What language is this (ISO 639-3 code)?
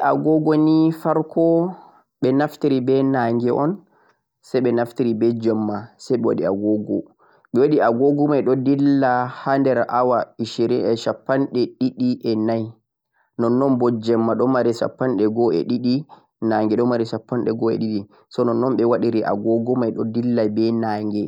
fuq